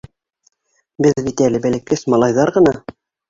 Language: Bashkir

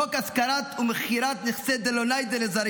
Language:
Hebrew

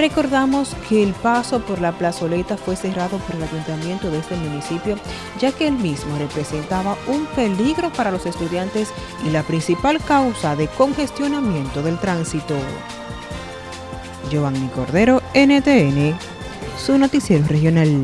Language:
Spanish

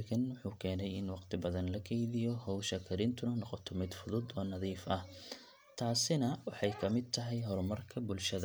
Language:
Somali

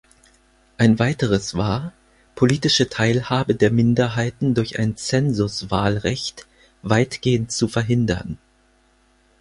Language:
German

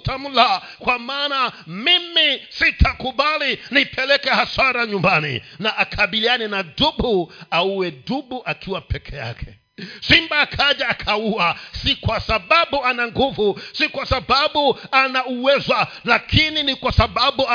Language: Swahili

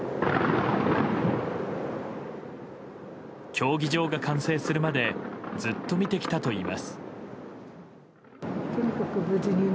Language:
Japanese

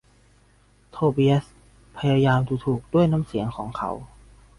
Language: Thai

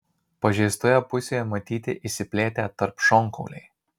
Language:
Lithuanian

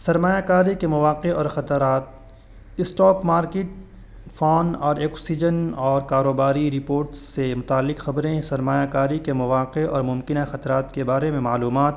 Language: Urdu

